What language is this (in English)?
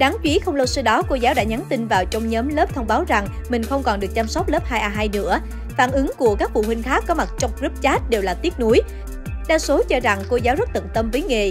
Vietnamese